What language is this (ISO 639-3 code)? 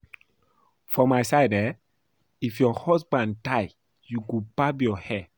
pcm